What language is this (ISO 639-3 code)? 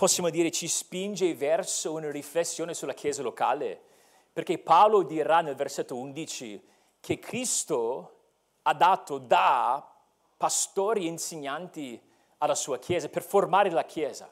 ita